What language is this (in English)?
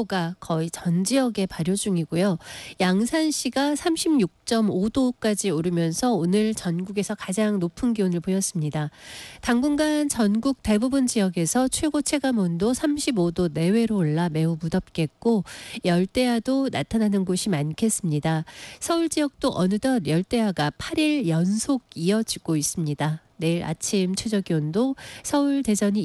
Korean